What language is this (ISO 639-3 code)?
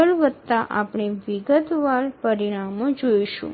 guj